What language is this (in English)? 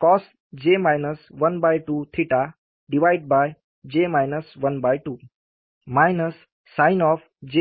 Hindi